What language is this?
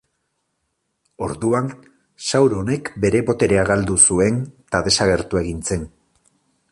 Basque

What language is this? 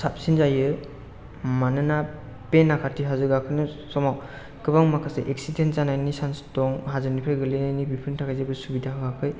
Bodo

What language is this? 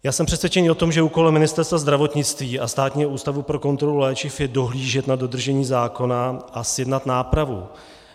Czech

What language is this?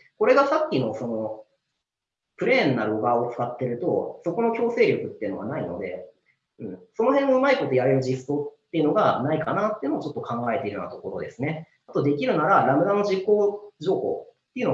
Japanese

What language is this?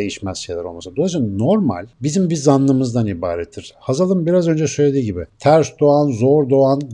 Turkish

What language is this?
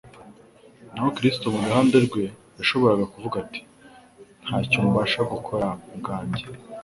Kinyarwanda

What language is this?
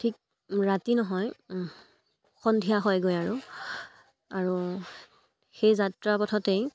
Assamese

